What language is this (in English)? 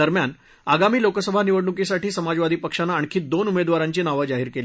Marathi